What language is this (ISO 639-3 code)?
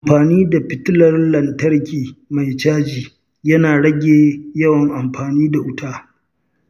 hau